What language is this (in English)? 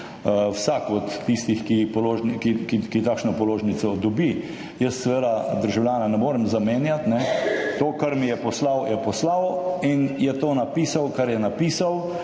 Slovenian